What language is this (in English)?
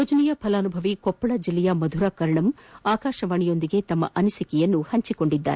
Kannada